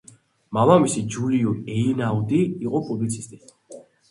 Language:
Georgian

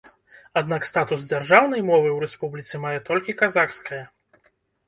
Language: Belarusian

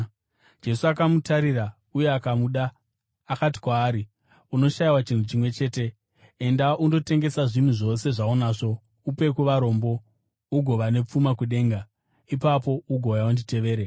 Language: Shona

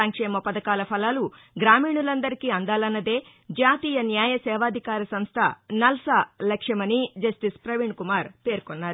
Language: Telugu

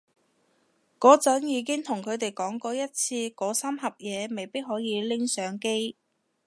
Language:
Cantonese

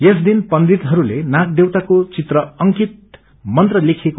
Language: Nepali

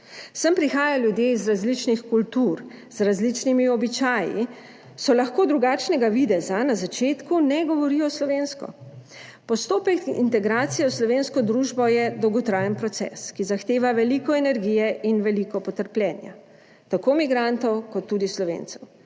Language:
Slovenian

